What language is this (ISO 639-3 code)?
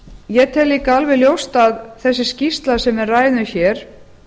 isl